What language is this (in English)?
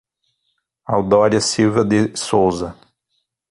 Portuguese